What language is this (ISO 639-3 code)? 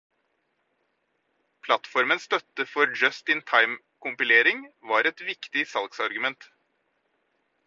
nob